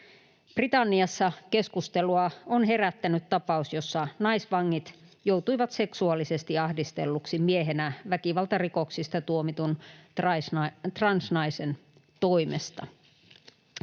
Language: Finnish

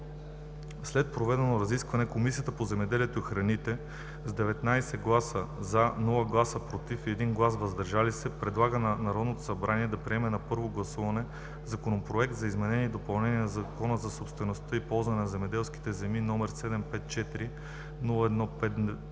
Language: Bulgarian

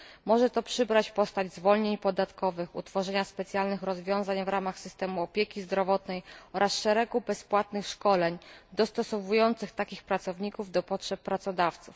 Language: Polish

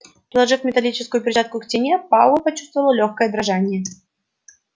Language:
Russian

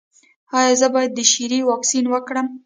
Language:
Pashto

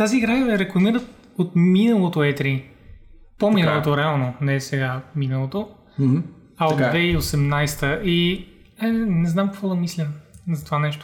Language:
Bulgarian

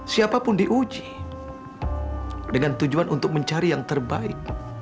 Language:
Indonesian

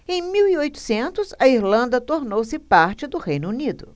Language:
Portuguese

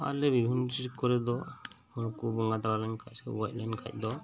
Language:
Santali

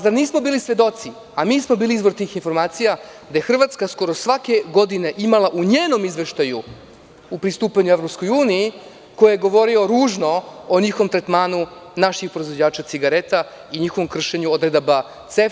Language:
Serbian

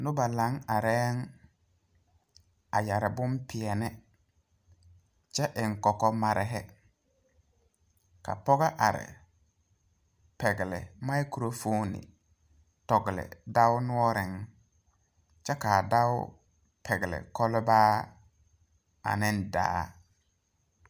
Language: Southern Dagaare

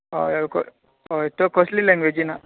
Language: Konkani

